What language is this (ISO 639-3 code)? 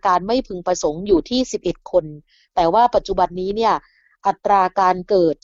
tha